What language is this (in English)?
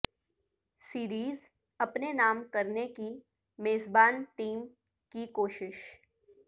Urdu